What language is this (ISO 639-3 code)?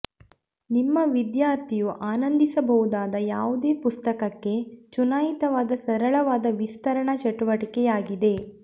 kan